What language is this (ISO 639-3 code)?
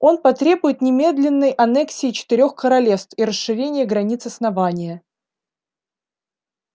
rus